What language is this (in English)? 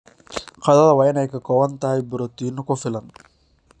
Somali